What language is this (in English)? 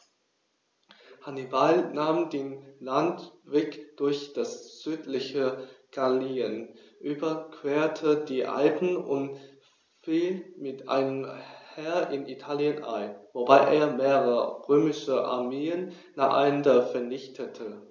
German